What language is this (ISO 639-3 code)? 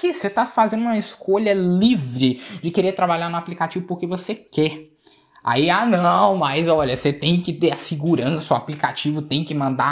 por